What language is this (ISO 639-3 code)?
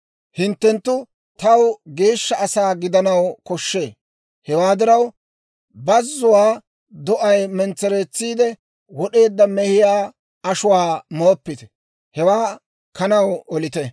dwr